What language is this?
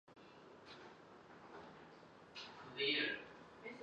Chinese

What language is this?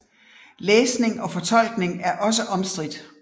Danish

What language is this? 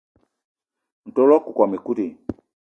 Eton (Cameroon)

